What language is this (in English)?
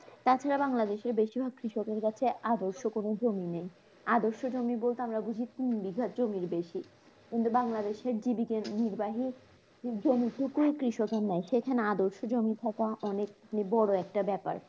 Bangla